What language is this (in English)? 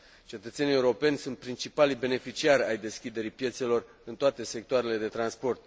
Romanian